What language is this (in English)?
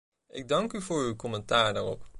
Dutch